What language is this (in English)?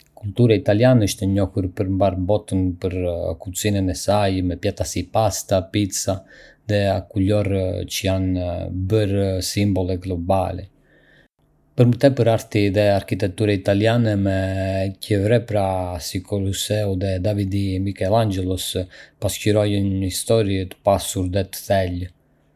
Arbëreshë Albanian